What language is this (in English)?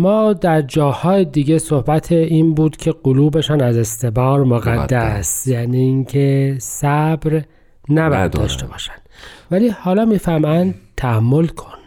Persian